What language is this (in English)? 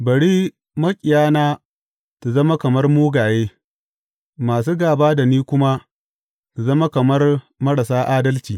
Hausa